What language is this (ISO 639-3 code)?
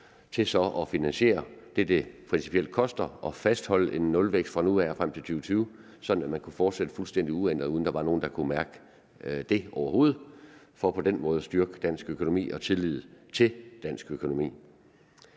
dan